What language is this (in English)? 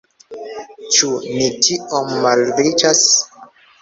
Esperanto